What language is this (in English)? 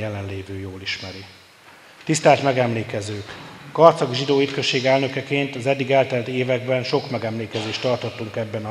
Hungarian